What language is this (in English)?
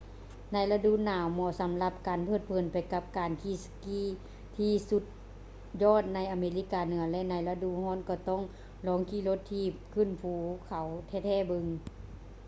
Lao